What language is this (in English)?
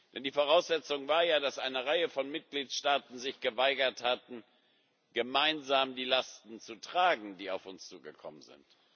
German